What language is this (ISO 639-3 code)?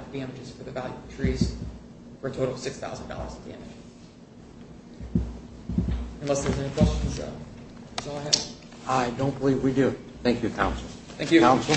eng